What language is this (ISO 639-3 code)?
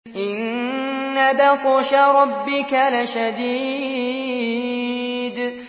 ara